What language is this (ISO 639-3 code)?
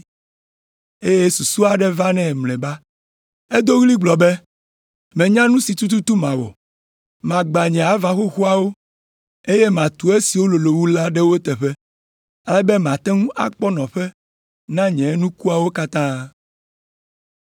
ewe